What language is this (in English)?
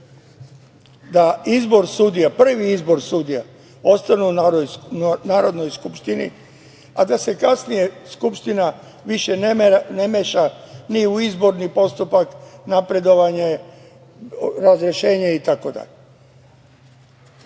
Serbian